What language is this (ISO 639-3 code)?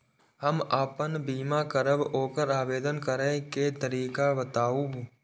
mai